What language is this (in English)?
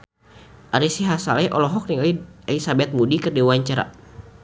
Sundanese